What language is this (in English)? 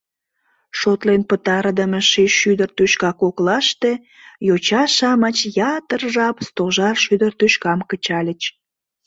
Mari